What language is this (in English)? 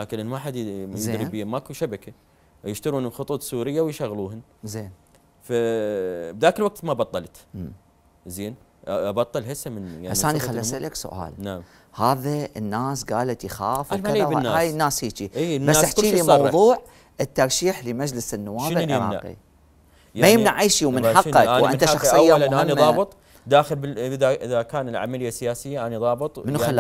Arabic